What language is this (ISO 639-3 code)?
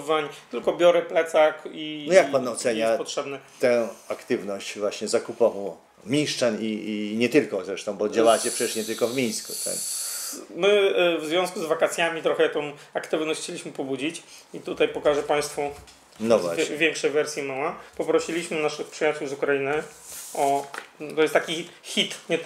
pol